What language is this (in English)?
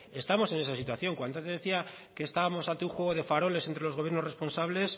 Spanish